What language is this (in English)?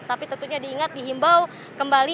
Indonesian